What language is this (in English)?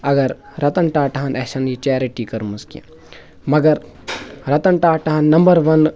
Kashmiri